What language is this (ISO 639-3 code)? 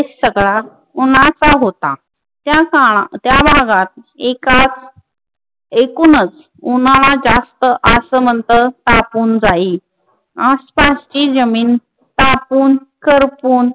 mar